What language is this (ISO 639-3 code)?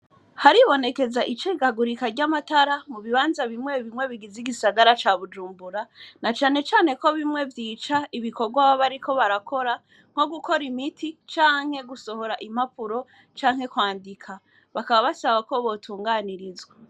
run